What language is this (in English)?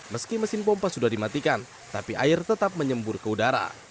Indonesian